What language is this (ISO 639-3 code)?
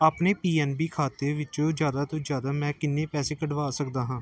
pan